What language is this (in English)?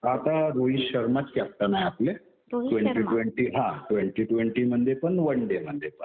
Marathi